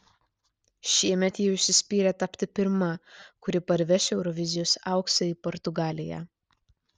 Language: Lithuanian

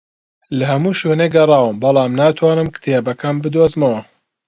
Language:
Central Kurdish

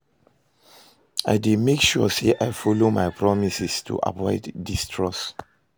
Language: Nigerian Pidgin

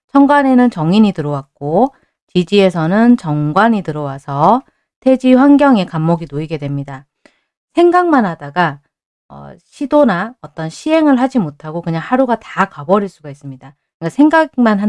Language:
Korean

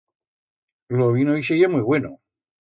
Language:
Aragonese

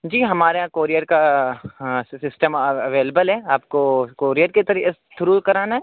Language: Urdu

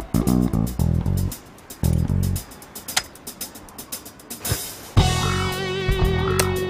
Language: Turkish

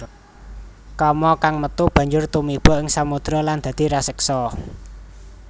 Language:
Javanese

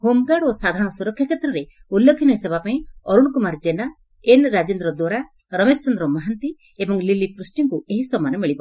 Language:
Odia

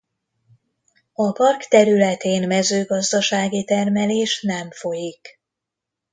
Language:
Hungarian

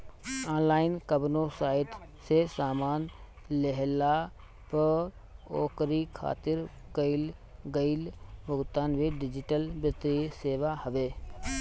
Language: Bhojpuri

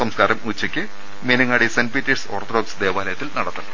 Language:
Malayalam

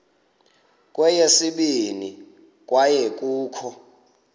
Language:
Xhosa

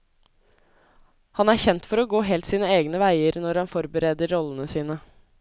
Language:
Norwegian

